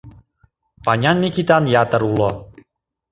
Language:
Mari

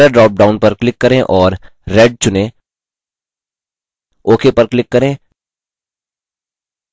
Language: Hindi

